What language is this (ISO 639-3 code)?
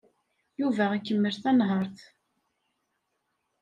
kab